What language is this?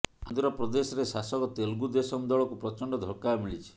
Odia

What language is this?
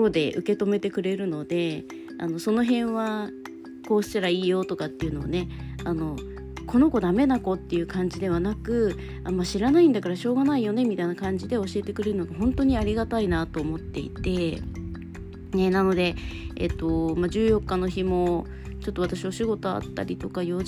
Japanese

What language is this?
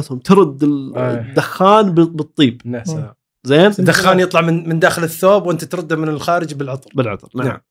Arabic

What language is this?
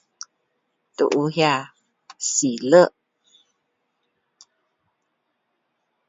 Min Dong Chinese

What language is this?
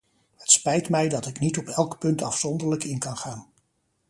Dutch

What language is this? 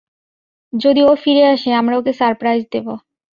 Bangla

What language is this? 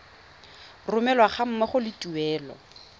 Tswana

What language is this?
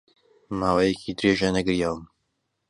Central Kurdish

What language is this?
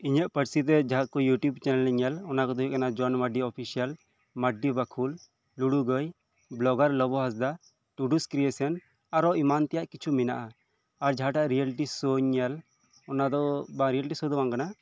Santali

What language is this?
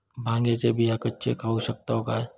Marathi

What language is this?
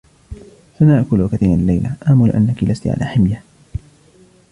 Arabic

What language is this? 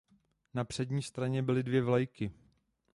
Czech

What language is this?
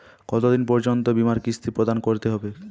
Bangla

